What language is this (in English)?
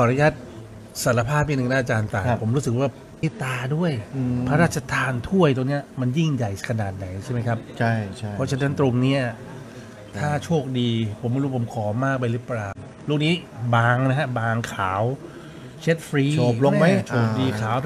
Thai